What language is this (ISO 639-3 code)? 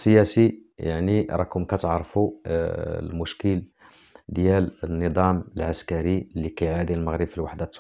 ara